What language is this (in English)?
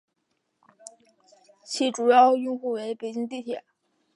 Chinese